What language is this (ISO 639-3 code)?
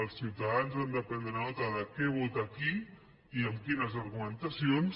cat